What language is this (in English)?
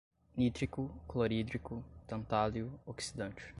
Portuguese